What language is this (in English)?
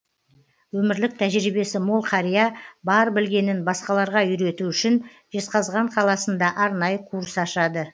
Kazakh